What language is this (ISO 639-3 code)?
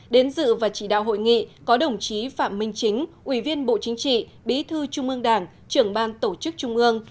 vie